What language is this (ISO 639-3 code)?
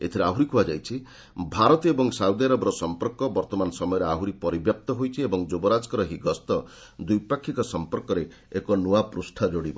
ori